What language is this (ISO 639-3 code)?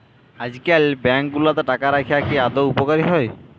ben